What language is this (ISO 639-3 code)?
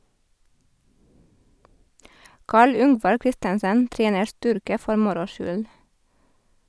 nor